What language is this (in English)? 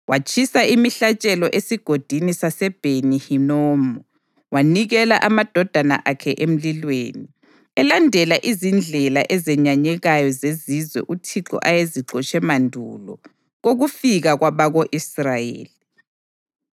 North Ndebele